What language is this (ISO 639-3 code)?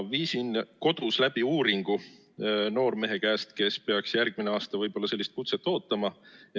est